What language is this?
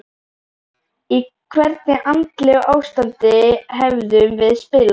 Icelandic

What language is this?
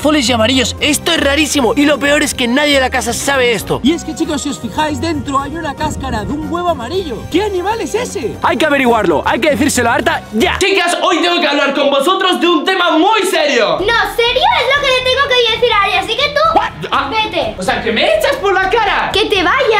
Spanish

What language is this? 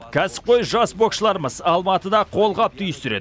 Kazakh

